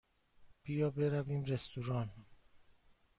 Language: Persian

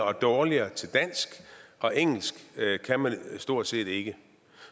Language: Danish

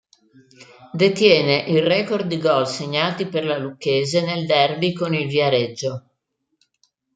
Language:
Italian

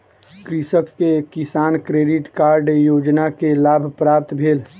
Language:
Maithili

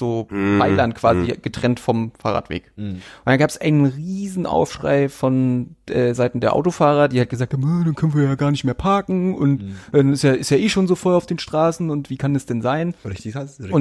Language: German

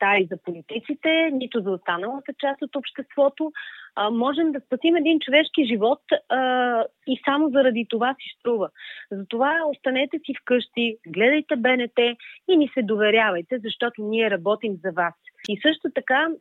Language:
Bulgarian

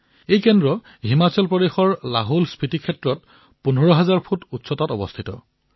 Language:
Assamese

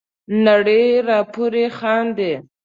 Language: Pashto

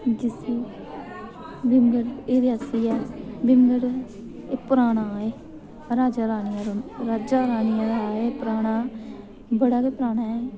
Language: Dogri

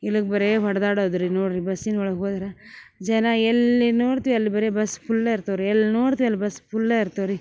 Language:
Kannada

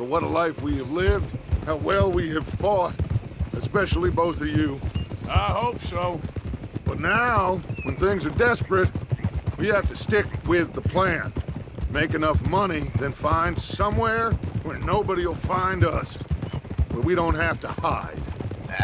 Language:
English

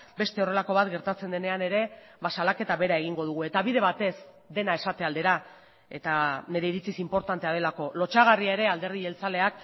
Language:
Basque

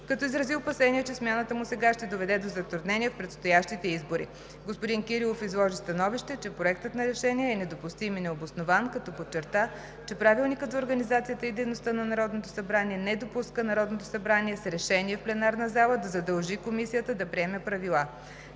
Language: Bulgarian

